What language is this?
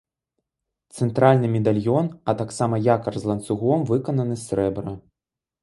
Belarusian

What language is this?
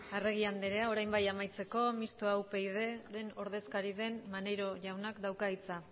Basque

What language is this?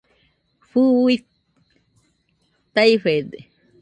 Nüpode Huitoto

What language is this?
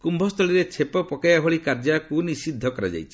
Odia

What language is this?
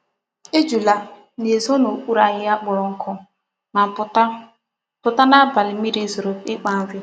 Igbo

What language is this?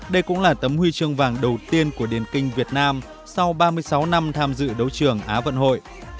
Vietnamese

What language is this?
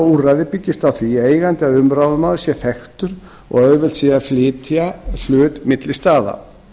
Icelandic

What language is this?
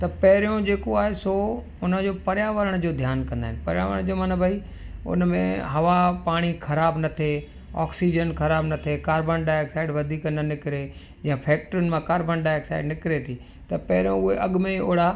Sindhi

